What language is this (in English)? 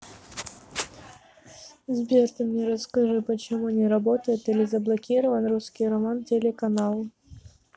Russian